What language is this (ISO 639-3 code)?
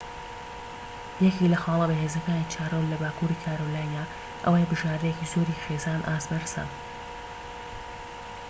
ckb